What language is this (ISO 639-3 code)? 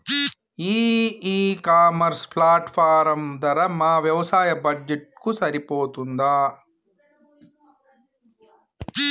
tel